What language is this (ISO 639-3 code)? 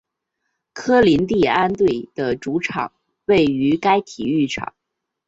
zho